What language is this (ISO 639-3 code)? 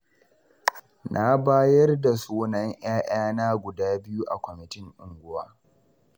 hau